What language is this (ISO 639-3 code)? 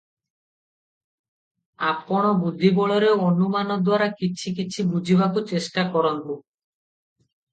ori